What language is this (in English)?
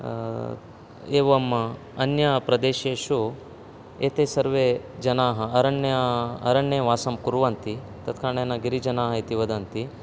Sanskrit